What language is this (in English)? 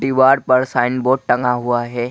Hindi